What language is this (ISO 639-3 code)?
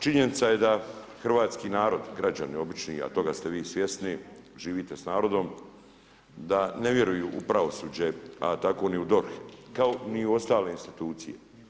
hrv